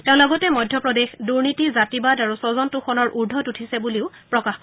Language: Assamese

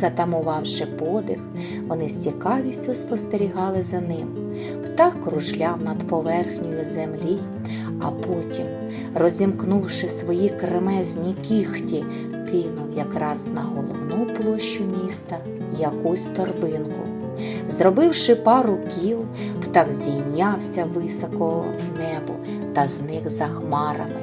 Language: Ukrainian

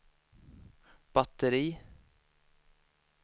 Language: Swedish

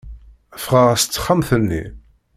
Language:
Kabyle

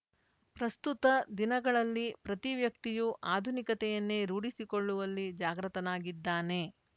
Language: Kannada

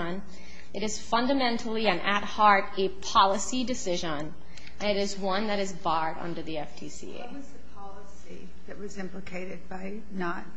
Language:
English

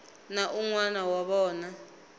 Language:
Tsonga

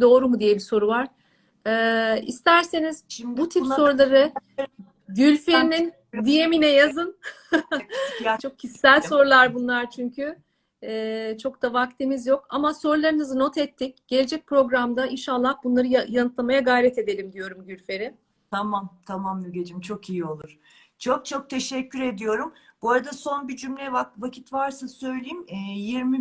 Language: Turkish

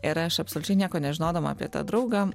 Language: Lithuanian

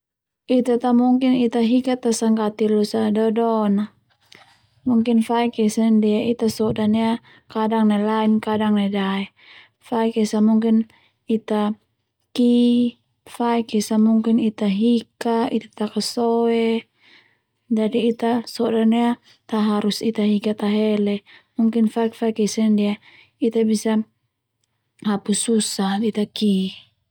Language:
Termanu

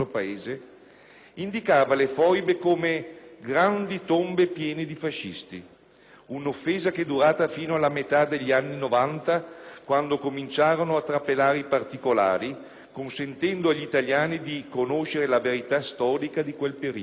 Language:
Italian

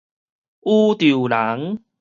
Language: Min Nan Chinese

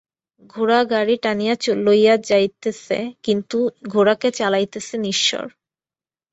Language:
Bangla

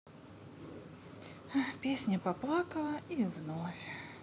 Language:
Russian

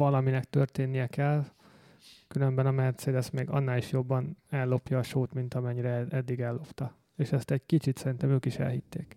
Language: Hungarian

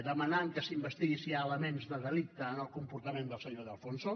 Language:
Catalan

